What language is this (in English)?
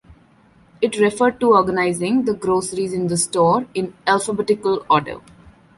English